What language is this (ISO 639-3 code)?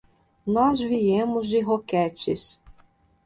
por